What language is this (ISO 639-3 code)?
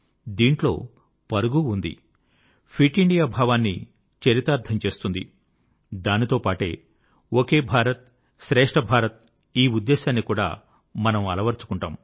tel